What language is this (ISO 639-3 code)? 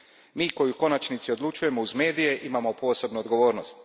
hrv